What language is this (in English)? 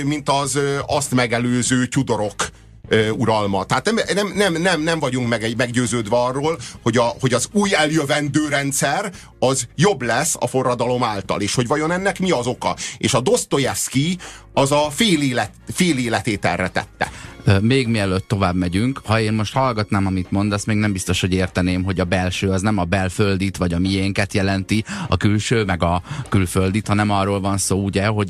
Hungarian